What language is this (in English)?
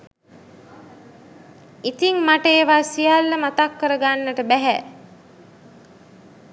Sinhala